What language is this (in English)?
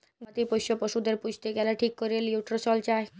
Bangla